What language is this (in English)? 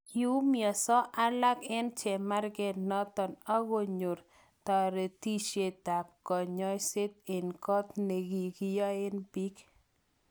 Kalenjin